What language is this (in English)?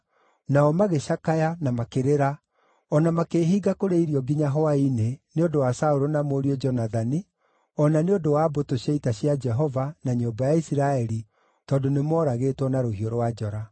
Kikuyu